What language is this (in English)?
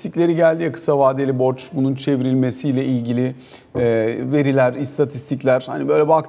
Turkish